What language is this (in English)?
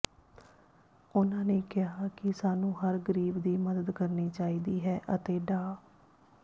Punjabi